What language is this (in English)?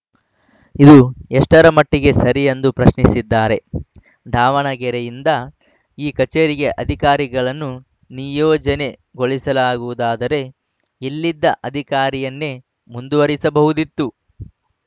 Kannada